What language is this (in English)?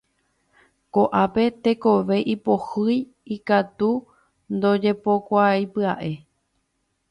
Guarani